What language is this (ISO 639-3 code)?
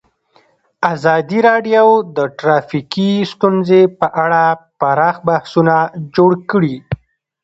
pus